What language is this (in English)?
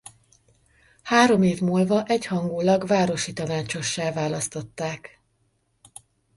Hungarian